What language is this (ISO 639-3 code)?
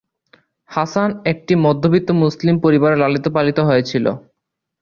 ben